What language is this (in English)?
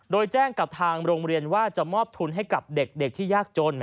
Thai